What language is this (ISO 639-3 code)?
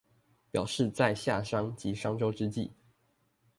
zho